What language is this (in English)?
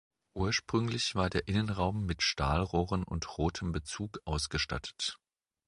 German